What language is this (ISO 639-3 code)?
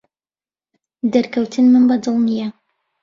ckb